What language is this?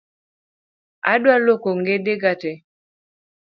Luo (Kenya and Tanzania)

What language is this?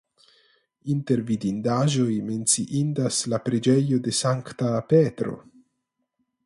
Esperanto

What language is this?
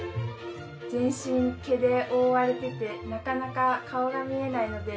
Japanese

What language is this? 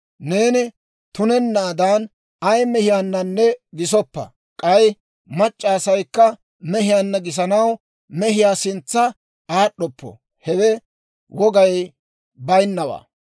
Dawro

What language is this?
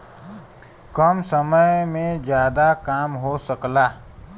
Bhojpuri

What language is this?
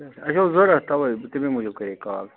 Kashmiri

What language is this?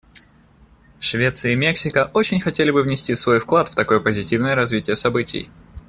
Russian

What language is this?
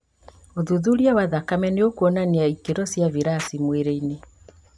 Kikuyu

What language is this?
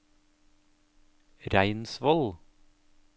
Norwegian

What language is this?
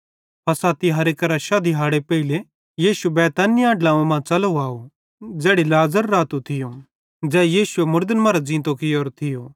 Bhadrawahi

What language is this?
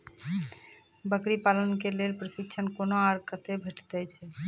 Maithili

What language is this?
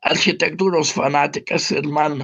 Lithuanian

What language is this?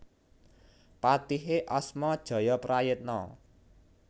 Javanese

